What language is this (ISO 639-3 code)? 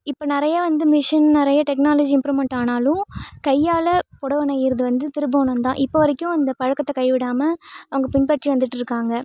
tam